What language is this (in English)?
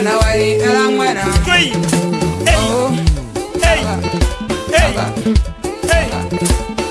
French